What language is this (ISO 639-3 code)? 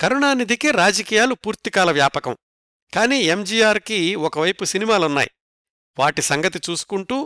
tel